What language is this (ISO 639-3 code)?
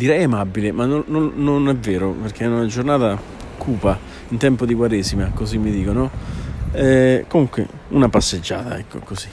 ita